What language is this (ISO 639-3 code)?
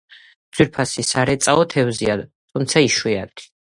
kat